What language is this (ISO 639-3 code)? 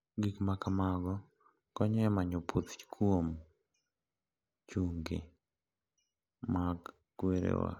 luo